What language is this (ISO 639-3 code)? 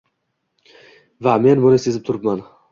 uzb